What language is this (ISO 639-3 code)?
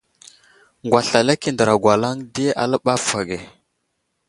udl